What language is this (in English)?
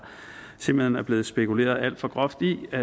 Danish